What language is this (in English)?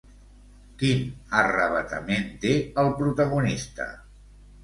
Catalan